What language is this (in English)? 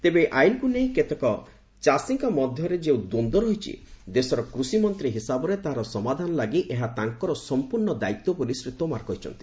Odia